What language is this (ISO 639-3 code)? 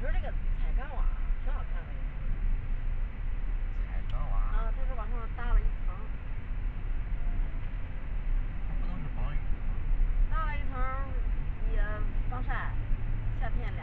zho